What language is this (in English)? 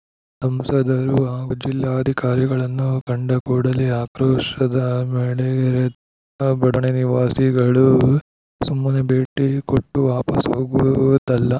Kannada